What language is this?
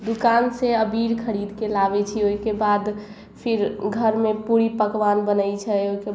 Maithili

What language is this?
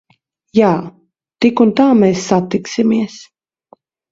Latvian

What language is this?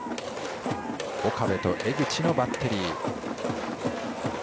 Japanese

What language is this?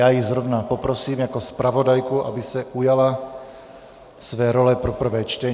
Czech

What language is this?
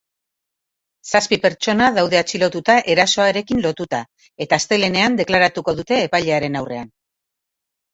Basque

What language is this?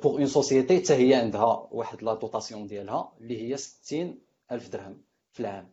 Arabic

